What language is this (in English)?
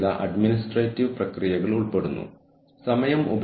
Malayalam